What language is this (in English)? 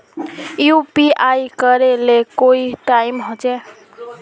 Magahi